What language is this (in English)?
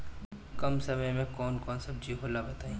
Bhojpuri